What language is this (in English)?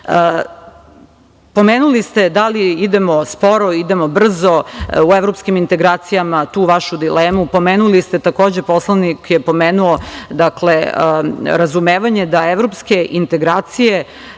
Serbian